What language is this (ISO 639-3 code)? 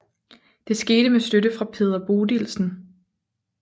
dan